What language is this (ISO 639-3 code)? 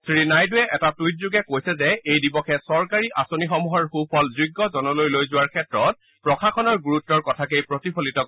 asm